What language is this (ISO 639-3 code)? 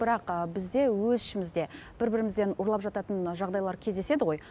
kaz